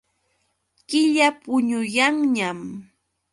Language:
Yauyos Quechua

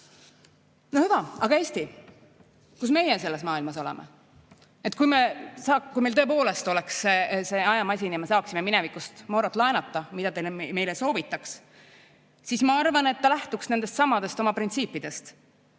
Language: Estonian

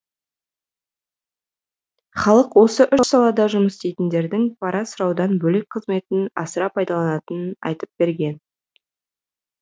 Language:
Kazakh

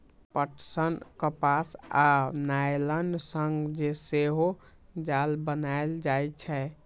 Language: Maithili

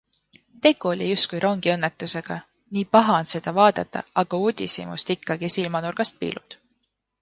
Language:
Estonian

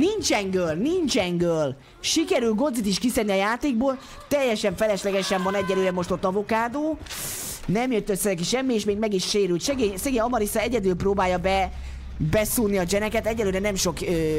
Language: Hungarian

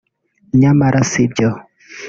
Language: Kinyarwanda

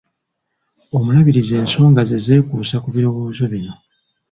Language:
Ganda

